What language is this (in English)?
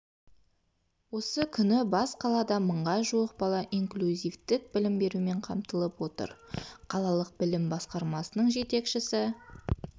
Kazakh